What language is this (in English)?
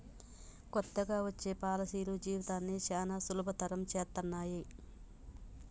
Telugu